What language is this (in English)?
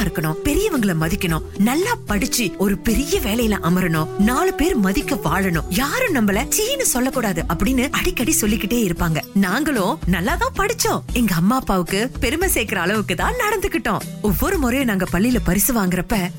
Tamil